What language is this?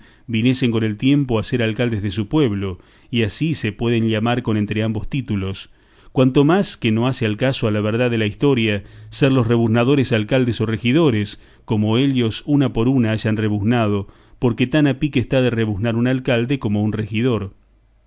Spanish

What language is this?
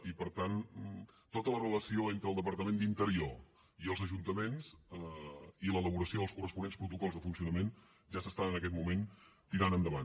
Catalan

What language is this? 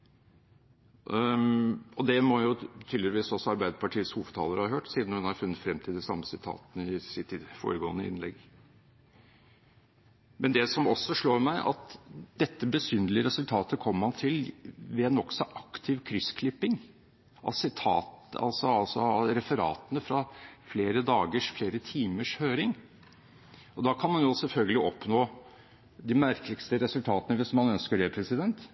Norwegian Bokmål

